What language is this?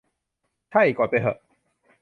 Thai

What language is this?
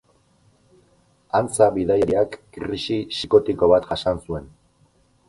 Basque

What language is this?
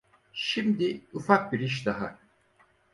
Turkish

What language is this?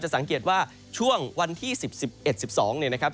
Thai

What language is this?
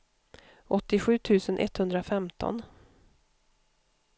Swedish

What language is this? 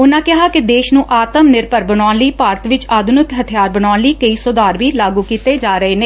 Punjabi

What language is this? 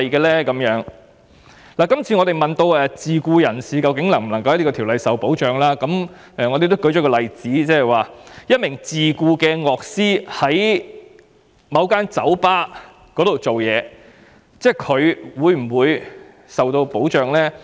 Cantonese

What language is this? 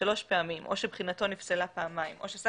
Hebrew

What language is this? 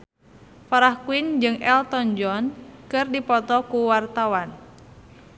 Sundanese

